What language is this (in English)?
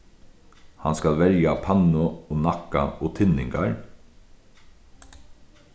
Faroese